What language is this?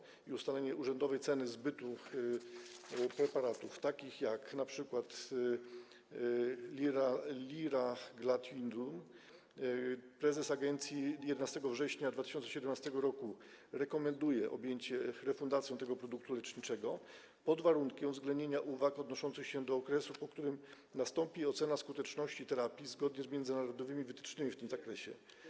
Polish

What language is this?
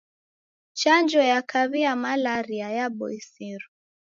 Taita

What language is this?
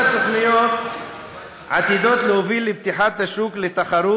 Hebrew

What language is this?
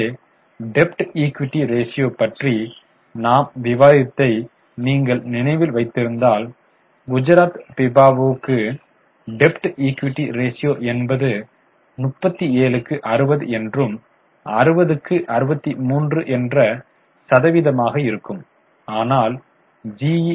Tamil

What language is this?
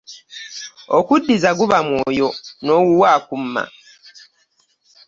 Ganda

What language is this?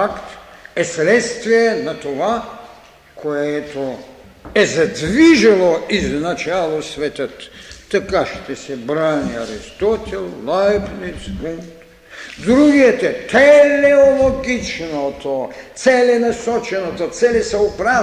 Bulgarian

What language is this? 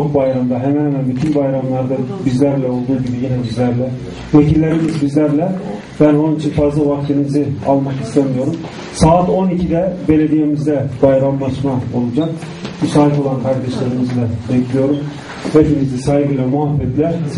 Turkish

